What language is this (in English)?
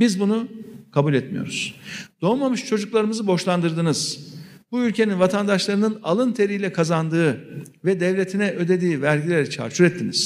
Turkish